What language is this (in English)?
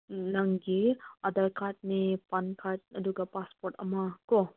Manipuri